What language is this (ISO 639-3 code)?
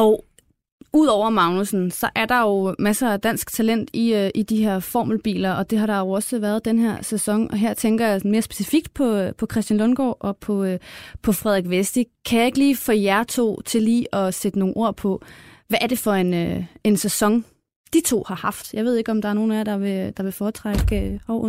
dan